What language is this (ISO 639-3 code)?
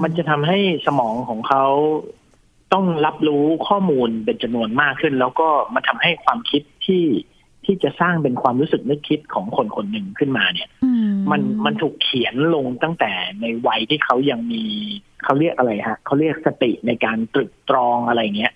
tha